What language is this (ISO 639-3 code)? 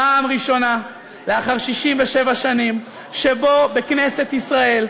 heb